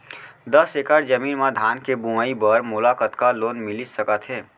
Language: Chhattisgarhi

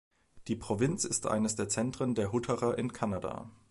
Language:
German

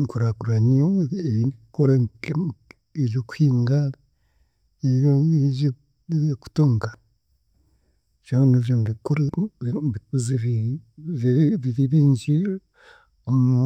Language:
Chiga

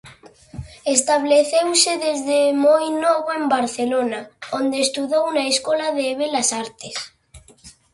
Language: Galician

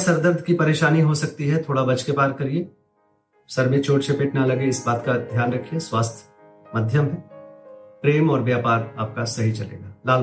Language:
Hindi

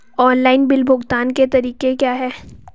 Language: Hindi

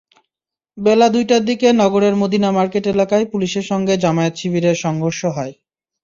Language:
Bangla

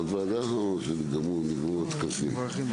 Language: Hebrew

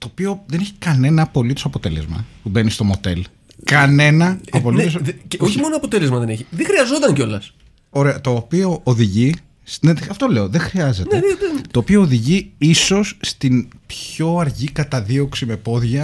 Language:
Greek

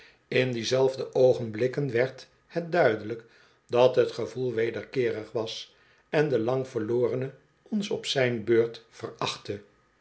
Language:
Dutch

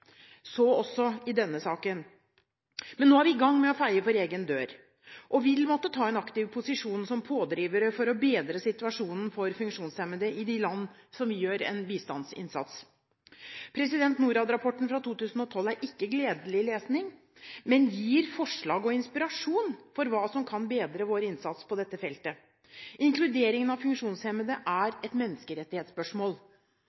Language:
Norwegian Bokmål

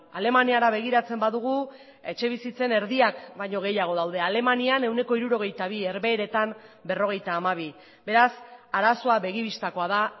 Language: Basque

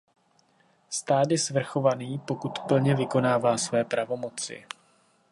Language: Czech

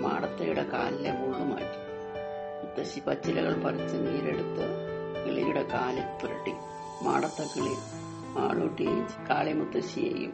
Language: Malayalam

